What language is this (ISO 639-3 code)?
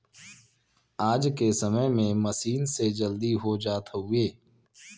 bho